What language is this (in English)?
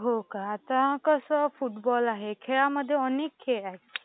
Marathi